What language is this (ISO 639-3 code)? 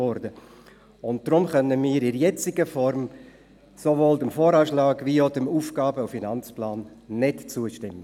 gsw